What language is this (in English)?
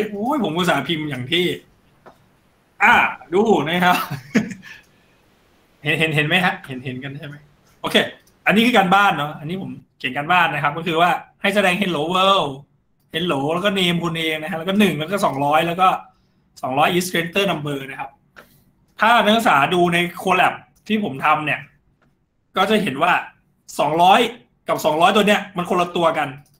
Thai